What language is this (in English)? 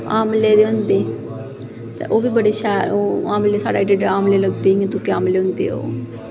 Dogri